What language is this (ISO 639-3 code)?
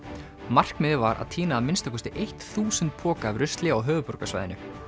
isl